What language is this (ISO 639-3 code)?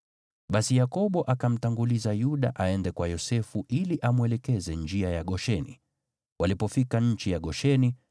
swa